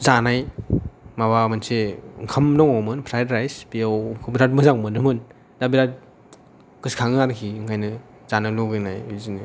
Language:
Bodo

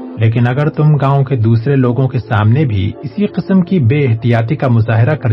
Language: Urdu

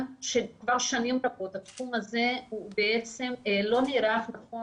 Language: Hebrew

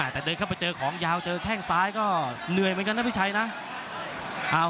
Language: Thai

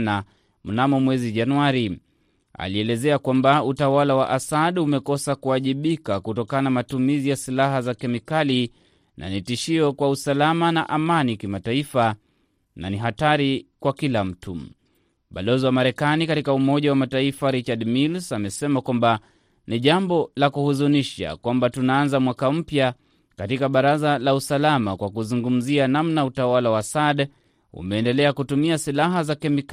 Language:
Swahili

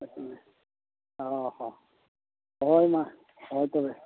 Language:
Santali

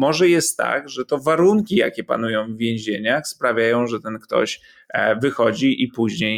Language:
Polish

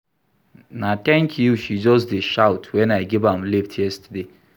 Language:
Nigerian Pidgin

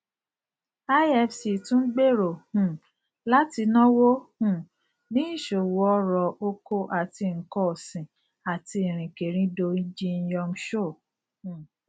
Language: Yoruba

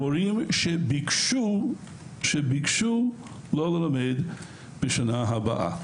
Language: Hebrew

